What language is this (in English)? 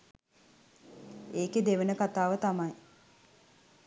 Sinhala